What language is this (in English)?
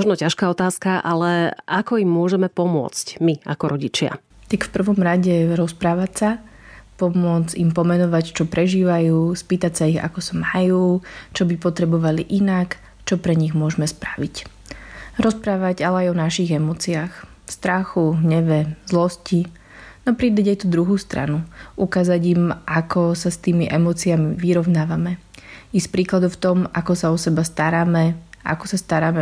Slovak